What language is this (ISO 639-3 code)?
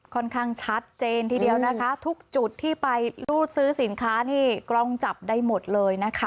tha